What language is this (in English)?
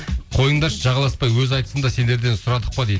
Kazakh